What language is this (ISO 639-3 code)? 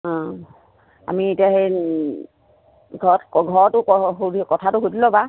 asm